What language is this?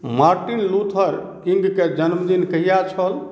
Maithili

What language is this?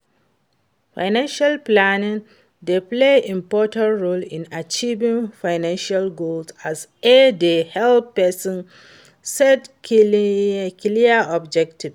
Nigerian Pidgin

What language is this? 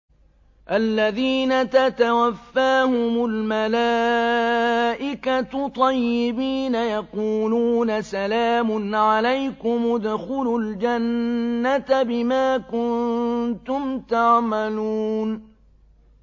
Arabic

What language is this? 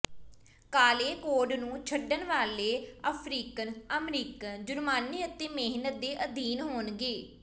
Punjabi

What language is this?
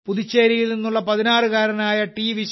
Malayalam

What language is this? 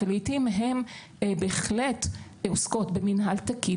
Hebrew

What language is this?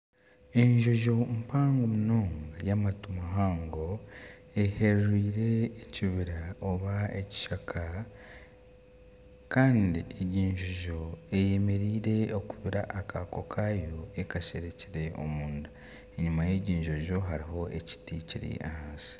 Nyankole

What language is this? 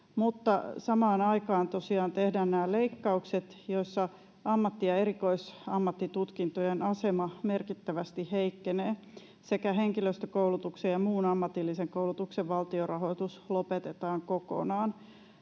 Finnish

